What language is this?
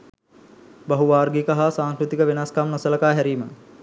Sinhala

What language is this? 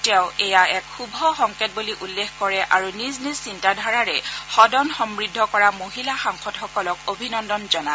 Assamese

